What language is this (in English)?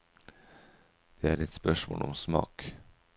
Norwegian